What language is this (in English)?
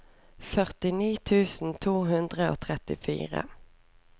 Norwegian